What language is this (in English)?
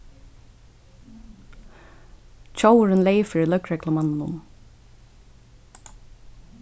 Faroese